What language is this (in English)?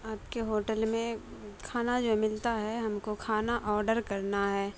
Urdu